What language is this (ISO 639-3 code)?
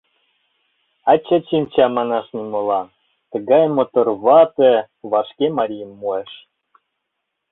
chm